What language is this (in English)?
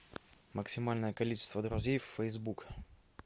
Russian